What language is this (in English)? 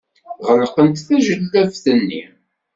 Kabyle